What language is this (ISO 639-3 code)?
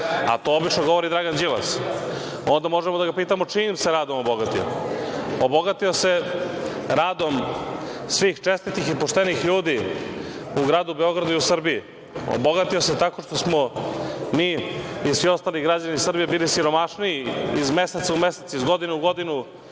srp